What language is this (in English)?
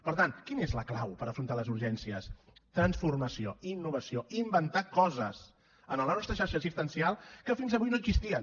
Catalan